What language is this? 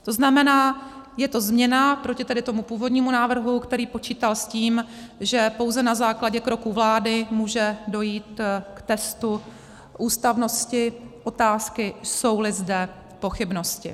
Czech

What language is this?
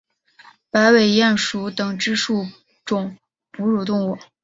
Chinese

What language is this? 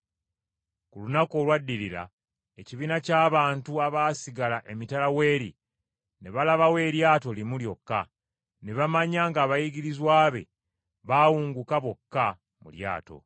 Ganda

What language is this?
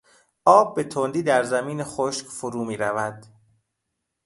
Persian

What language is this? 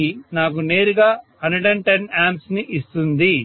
Telugu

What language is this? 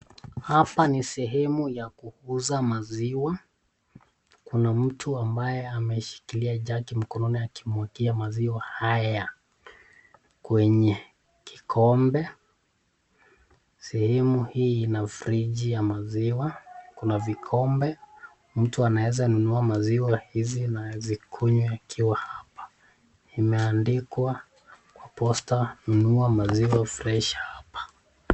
Swahili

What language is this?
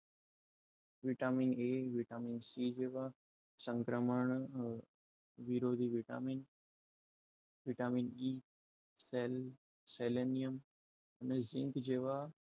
Gujarati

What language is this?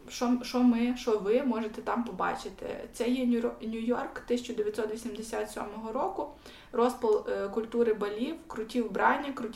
Ukrainian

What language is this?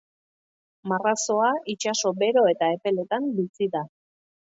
Basque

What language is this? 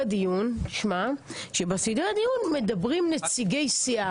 Hebrew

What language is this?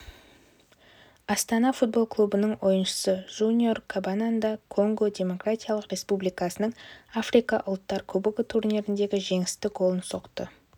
Kazakh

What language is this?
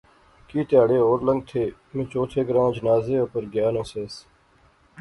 Pahari-Potwari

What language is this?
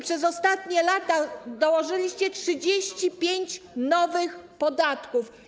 Polish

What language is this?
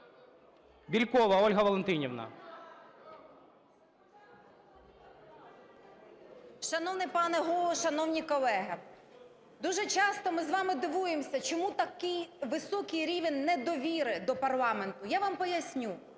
Ukrainian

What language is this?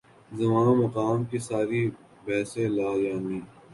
Urdu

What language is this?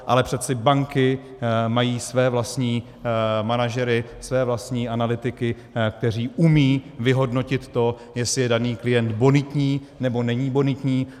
Czech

